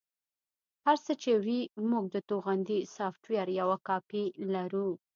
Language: Pashto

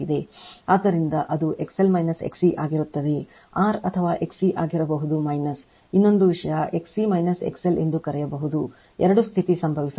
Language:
Kannada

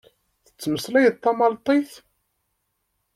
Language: Kabyle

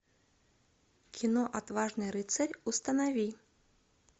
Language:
Russian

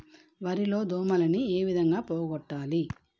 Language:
Telugu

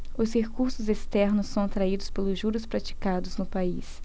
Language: Portuguese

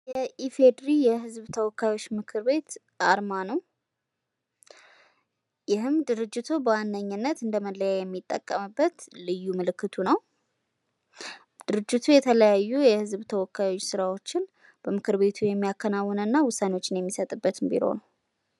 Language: Amharic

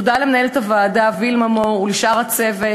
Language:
Hebrew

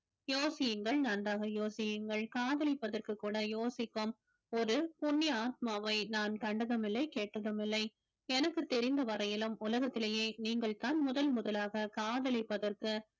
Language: Tamil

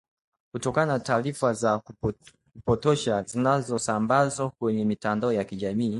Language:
Swahili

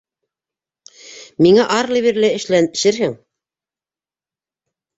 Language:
Bashkir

